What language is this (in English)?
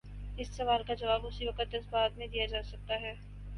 Urdu